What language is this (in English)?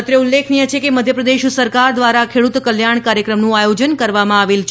Gujarati